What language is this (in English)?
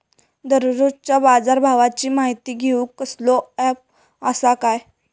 Marathi